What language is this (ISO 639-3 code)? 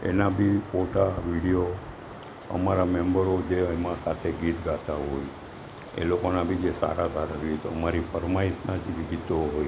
guj